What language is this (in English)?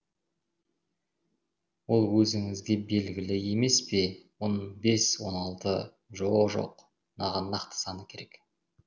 Kazakh